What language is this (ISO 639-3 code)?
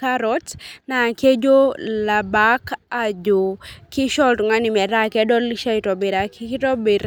mas